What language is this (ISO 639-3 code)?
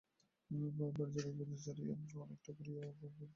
ben